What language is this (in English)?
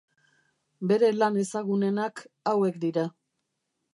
Basque